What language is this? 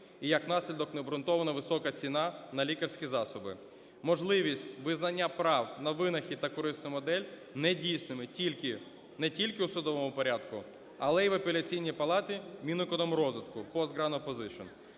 Ukrainian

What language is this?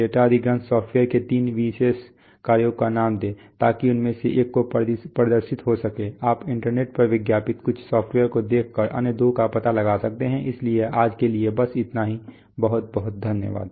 Hindi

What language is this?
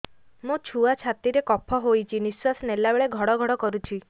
Odia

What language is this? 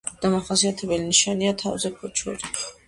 Georgian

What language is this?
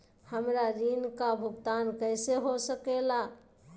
Magahi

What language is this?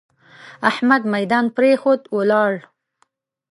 Pashto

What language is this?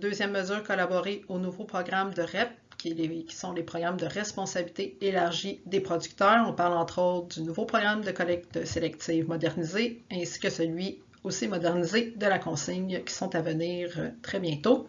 French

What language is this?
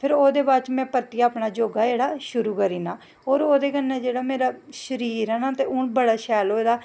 Dogri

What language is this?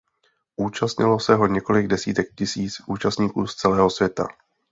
Czech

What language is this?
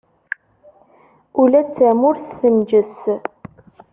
Kabyle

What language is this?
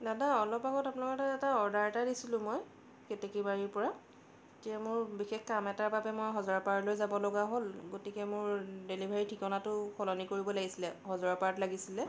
Assamese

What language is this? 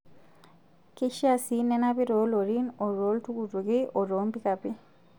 Masai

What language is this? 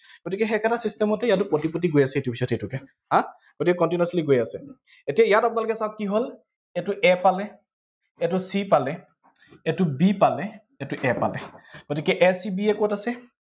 Assamese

